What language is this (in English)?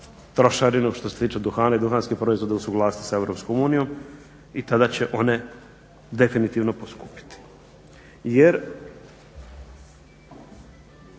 Croatian